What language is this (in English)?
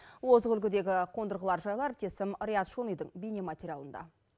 Kazakh